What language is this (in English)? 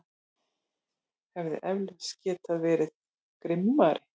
Icelandic